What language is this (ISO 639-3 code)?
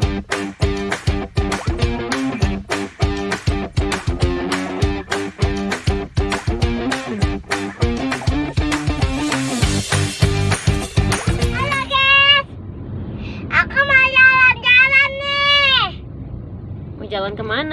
ind